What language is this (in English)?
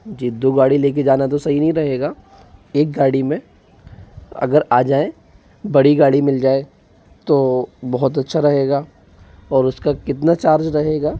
Hindi